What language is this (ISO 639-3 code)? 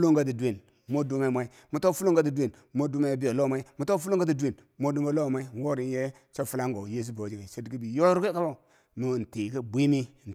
bsj